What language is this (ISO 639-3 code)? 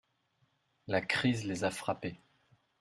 fra